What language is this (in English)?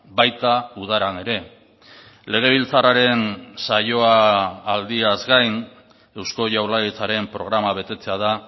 Basque